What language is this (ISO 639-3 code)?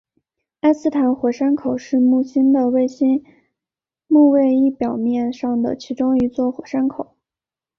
zho